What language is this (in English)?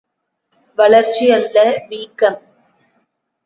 Tamil